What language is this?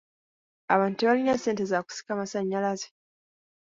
Ganda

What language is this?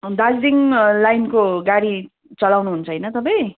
Nepali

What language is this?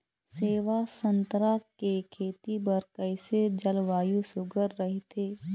Chhattisgarhi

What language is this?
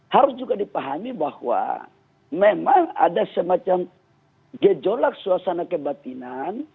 Indonesian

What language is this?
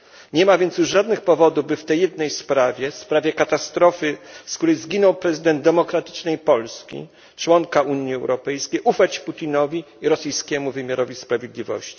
Polish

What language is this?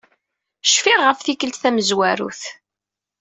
Kabyle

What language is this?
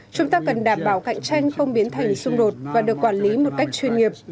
Vietnamese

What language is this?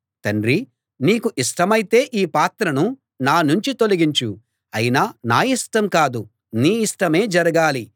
Telugu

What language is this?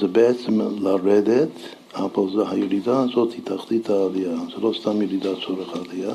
Hebrew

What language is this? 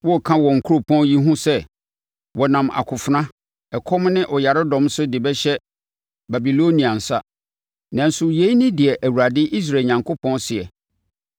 Akan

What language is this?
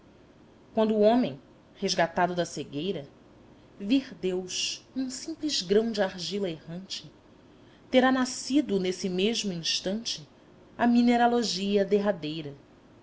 Portuguese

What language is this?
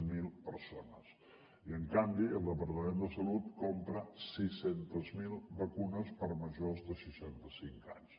Catalan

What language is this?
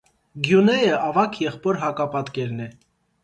Armenian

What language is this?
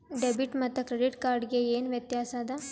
Kannada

